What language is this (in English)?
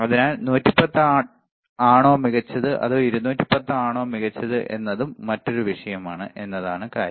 Malayalam